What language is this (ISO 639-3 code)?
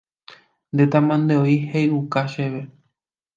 grn